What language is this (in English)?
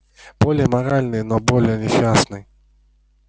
Russian